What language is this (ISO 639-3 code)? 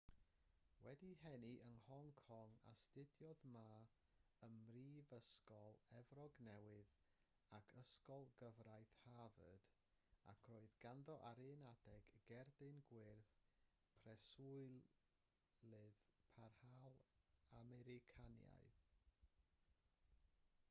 cym